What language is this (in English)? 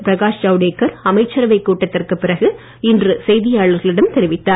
Tamil